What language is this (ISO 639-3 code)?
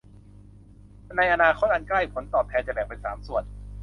tha